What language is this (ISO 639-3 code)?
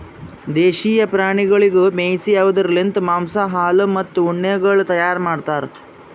kan